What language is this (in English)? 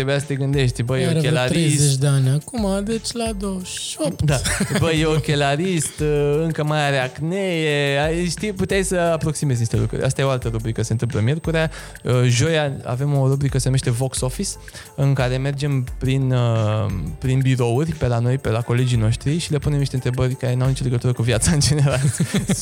Romanian